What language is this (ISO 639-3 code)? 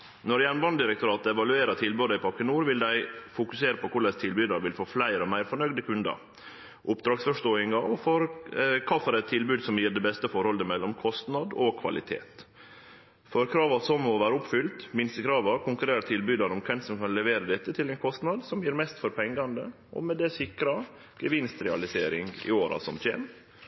nno